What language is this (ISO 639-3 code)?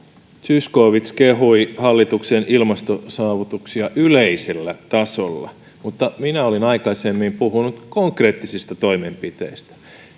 fin